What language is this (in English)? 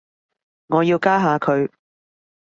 Cantonese